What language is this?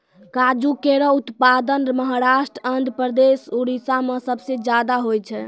Maithili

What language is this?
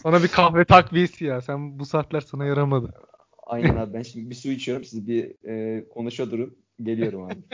Turkish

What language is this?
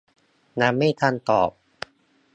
Thai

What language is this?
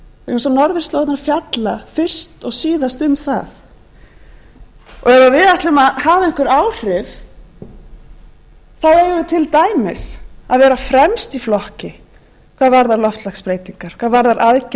Icelandic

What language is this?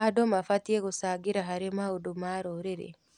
Kikuyu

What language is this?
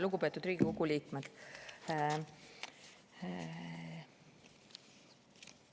Estonian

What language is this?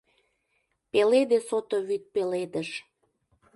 Mari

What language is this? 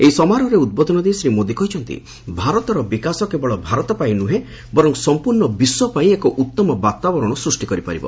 Odia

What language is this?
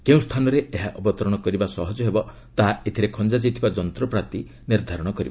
Odia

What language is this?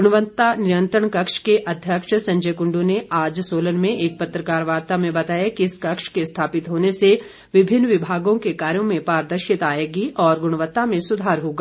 Hindi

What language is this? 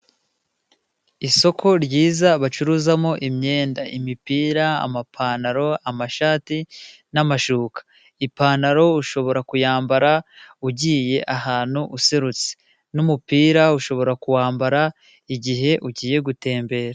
Kinyarwanda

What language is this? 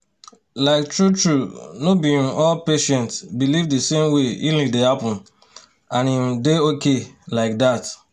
Nigerian Pidgin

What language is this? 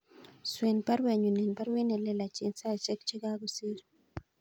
Kalenjin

